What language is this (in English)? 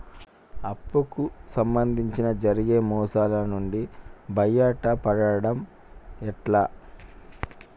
Telugu